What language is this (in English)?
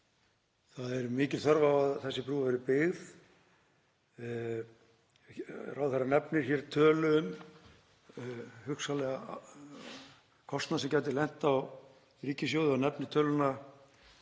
Icelandic